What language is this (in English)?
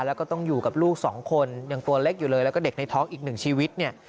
Thai